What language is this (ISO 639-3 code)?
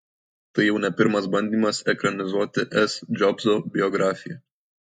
lit